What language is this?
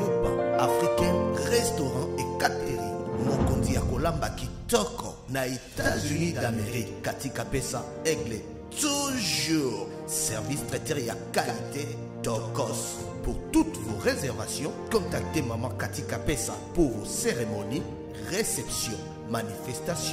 French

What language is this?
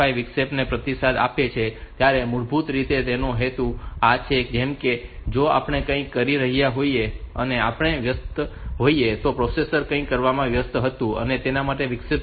Gujarati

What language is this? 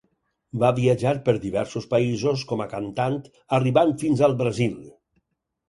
Catalan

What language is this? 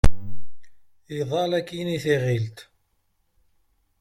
Kabyle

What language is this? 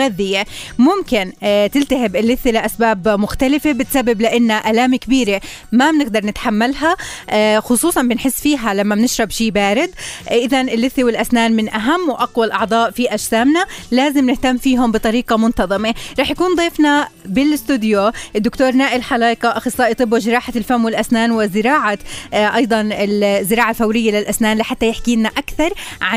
Arabic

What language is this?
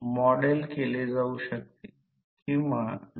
Marathi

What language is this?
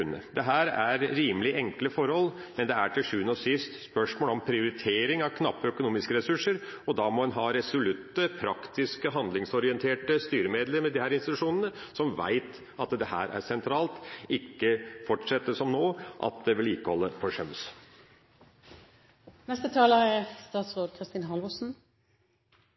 Norwegian Bokmål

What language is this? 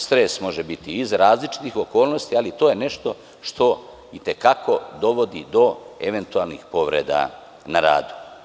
Serbian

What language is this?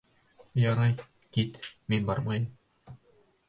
Bashkir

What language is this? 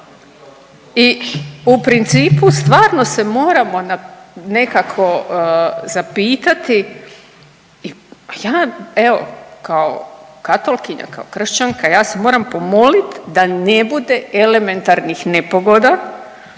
Croatian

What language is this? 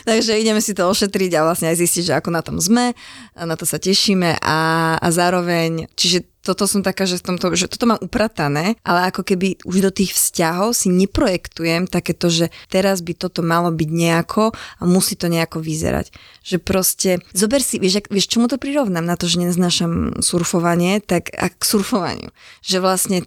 Slovak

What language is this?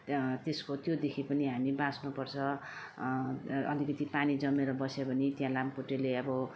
Nepali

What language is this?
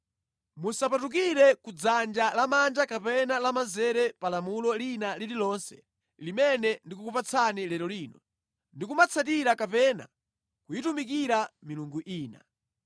Nyanja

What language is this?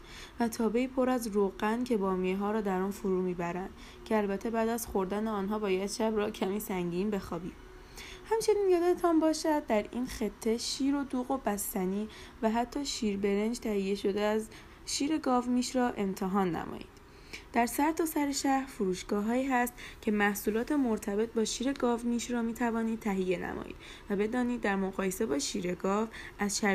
Persian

